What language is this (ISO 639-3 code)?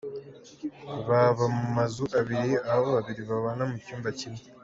kin